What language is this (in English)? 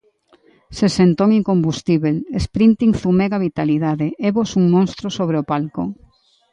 Galician